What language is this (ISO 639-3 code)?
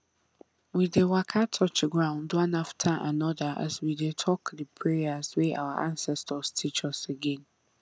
pcm